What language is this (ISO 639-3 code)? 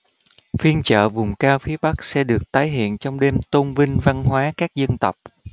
vie